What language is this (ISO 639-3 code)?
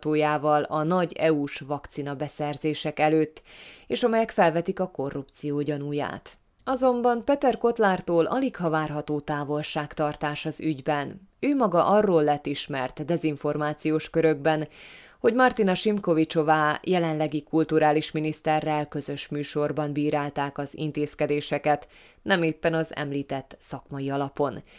hun